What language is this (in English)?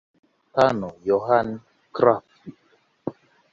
Swahili